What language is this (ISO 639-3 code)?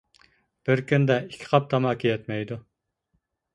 uig